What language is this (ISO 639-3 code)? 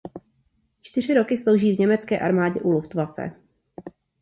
ces